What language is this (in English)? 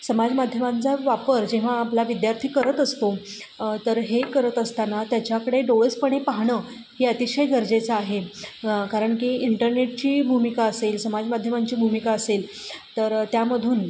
Marathi